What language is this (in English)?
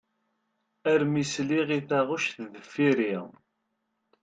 Kabyle